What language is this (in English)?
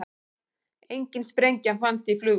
Icelandic